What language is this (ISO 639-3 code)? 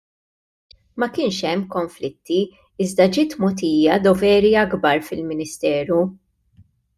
mlt